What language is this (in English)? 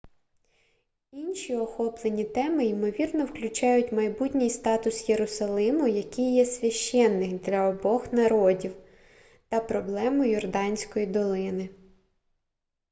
Ukrainian